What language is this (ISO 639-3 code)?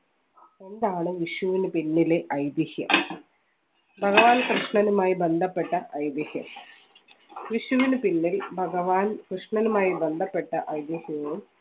mal